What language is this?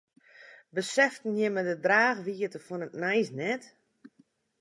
Western Frisian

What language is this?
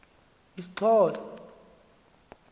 Xhosa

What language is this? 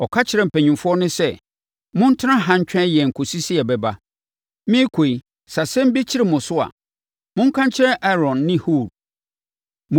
Akan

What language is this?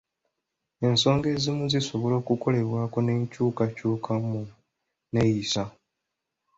Ganda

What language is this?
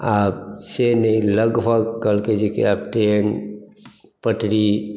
Maithili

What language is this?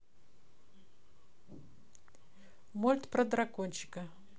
Russian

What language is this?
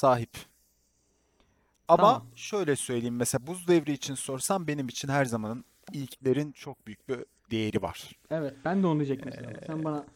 Turkish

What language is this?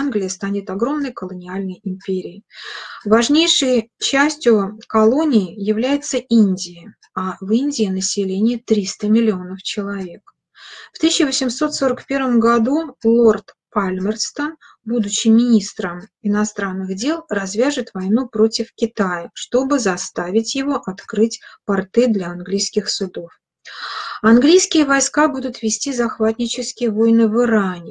Russian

